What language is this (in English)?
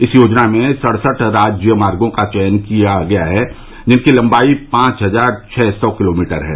Hindi